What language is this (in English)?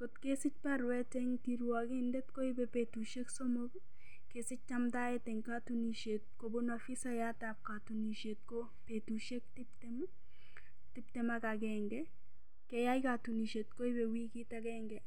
Kalenjin